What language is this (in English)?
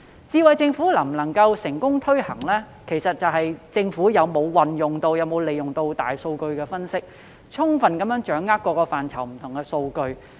Cantonese